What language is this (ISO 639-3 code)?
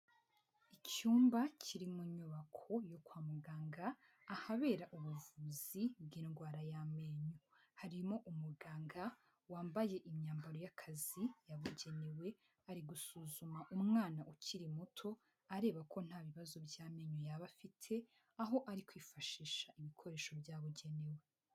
kin